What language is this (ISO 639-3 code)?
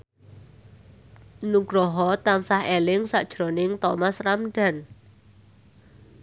jav